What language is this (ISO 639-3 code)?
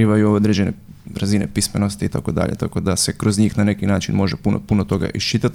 hrv